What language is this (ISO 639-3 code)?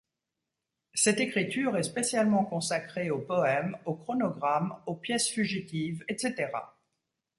fra